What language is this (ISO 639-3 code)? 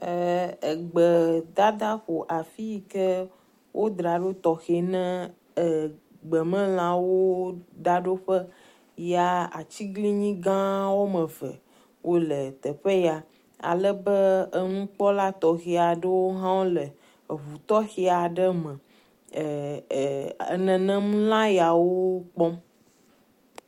ewe